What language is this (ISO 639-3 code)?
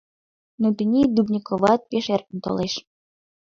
chm